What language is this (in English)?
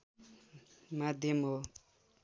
Nepali